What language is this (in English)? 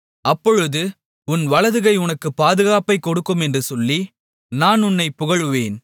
Tamil